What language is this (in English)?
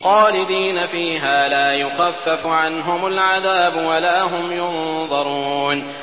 Arabic